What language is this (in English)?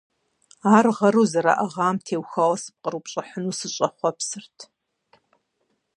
Kabardian